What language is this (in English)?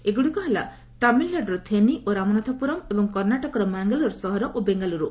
Odia